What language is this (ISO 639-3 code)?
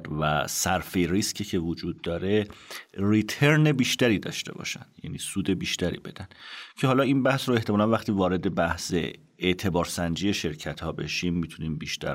fas